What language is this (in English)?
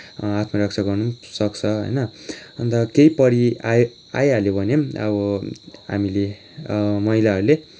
Nepali